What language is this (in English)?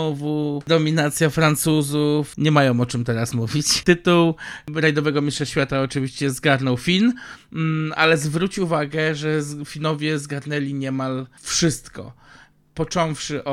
Polish